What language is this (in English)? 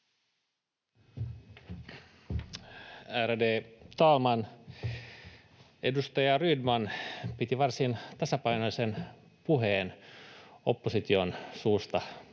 Finnish